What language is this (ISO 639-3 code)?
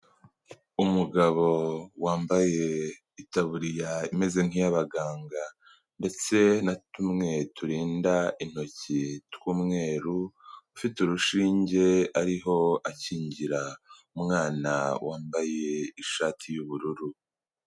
kin